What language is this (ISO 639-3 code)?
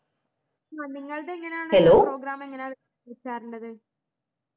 mal